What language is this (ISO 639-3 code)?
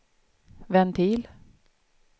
swe